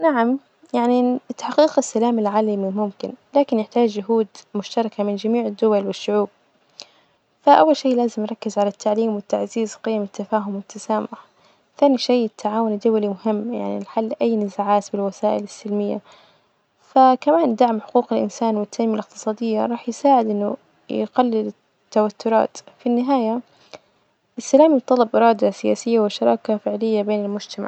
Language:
Najdi Arabic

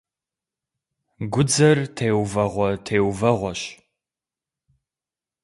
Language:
Kabardian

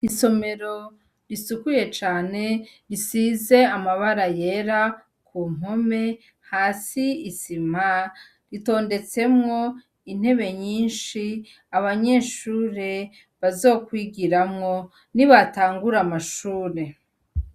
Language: Rundi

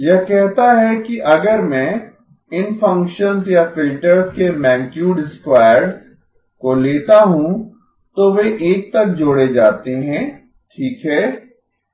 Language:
Hindi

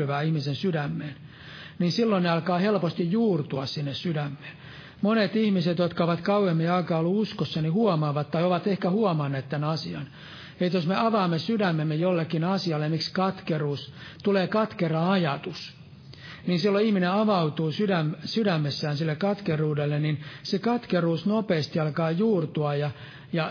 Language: Finnish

